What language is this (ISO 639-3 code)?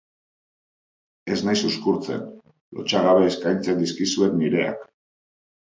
eus